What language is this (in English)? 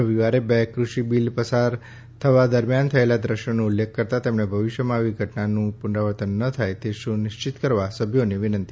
Gujarati